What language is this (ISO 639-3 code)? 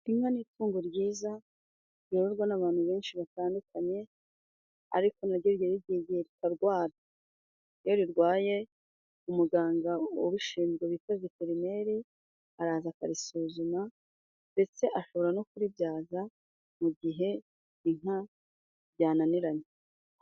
kin